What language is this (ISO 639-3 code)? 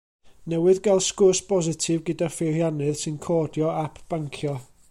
cym